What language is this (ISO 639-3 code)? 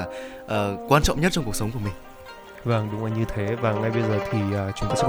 vie